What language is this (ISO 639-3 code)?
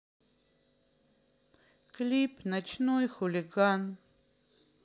rus